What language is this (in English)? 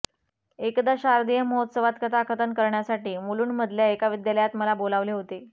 Marathi